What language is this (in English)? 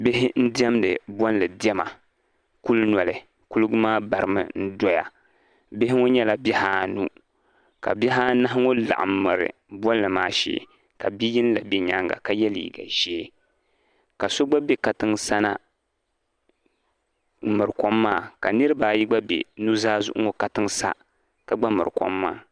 Dagbani